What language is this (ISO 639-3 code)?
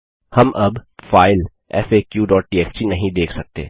hin